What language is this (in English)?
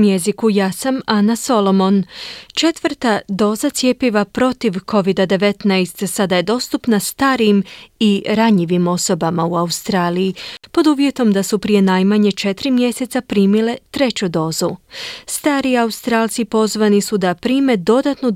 Croatian